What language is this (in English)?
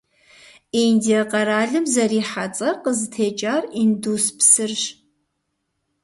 Kabardian